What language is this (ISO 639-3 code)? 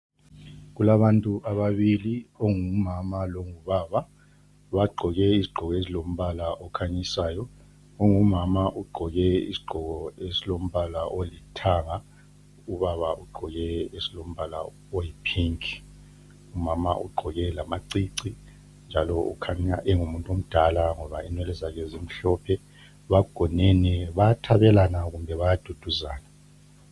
nde